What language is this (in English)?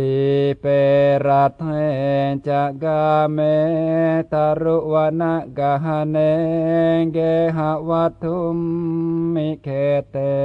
Thai